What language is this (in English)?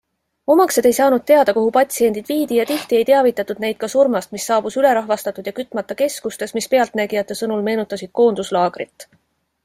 Estonian